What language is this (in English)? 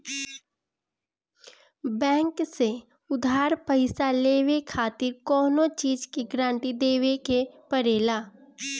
Bhojpuri